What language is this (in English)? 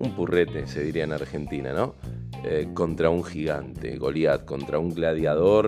Spanish